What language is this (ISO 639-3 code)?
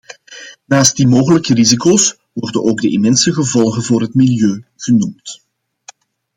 nld